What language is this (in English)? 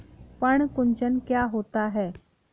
Hindi